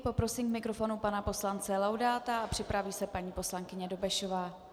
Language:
Czech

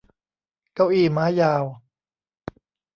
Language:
Thai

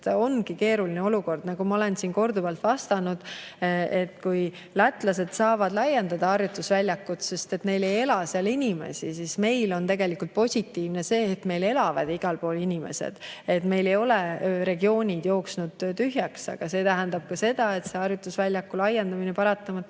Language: Estonian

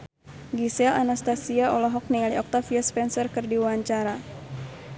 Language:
Sundanese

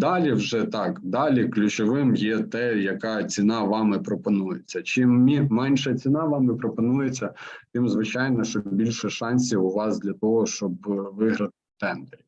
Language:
Ukrainian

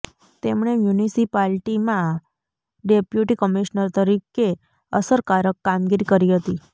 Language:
Gujarati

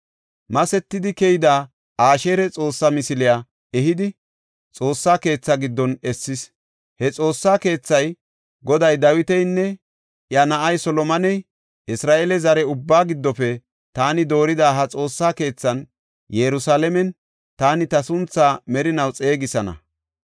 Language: Gofa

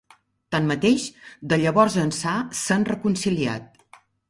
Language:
Catalan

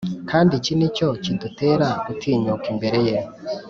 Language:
Kinyarwanda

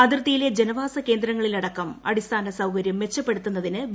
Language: Malayalam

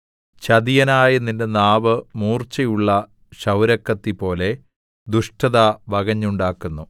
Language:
Malayalam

